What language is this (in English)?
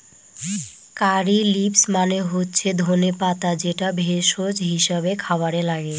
Bangla